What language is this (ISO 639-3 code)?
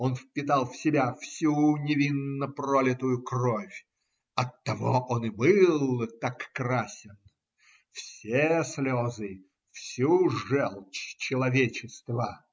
rus